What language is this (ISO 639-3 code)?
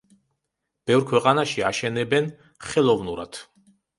kat